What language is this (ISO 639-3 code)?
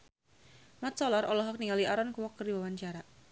sun